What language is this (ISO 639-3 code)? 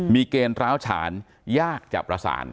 tha